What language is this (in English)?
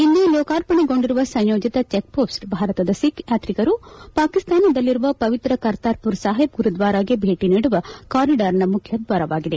Kannada